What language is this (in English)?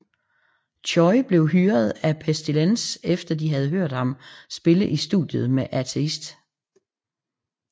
Danish